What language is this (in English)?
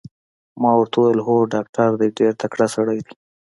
Pashto